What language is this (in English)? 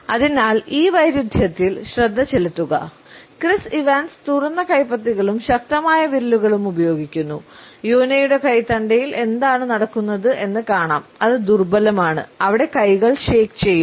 Malayalam